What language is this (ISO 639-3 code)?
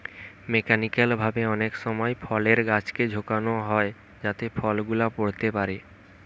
ben